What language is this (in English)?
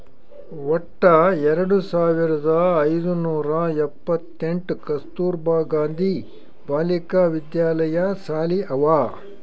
Kannada